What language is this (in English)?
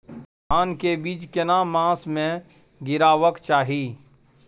Maithili